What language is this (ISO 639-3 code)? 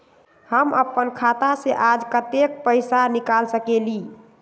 mag